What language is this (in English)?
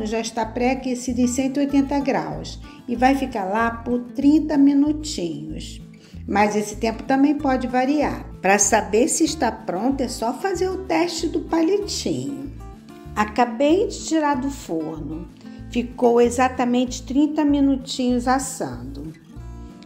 Portuguese